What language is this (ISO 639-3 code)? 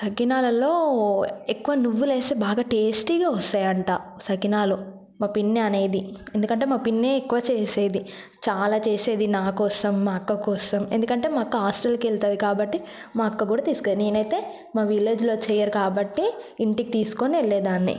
tel